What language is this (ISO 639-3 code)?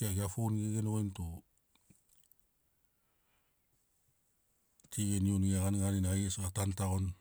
snc